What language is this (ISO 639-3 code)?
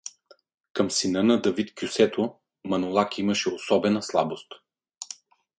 bul